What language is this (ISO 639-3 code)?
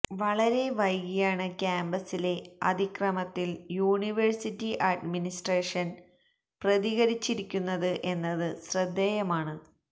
mal